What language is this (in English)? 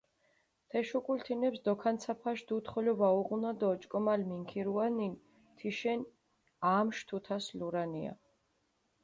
Mingrelian